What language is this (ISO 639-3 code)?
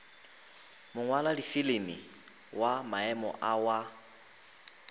nso